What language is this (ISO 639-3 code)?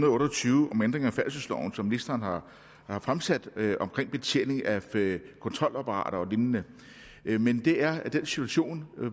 dan